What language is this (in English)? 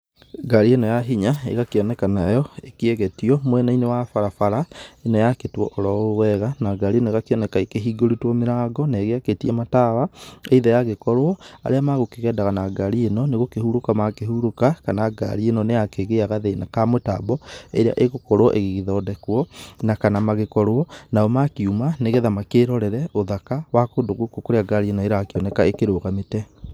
Kikuyu